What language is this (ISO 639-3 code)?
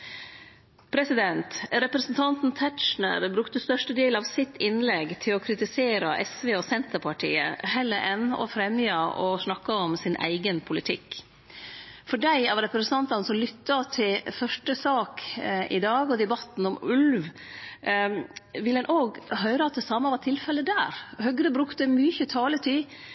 nno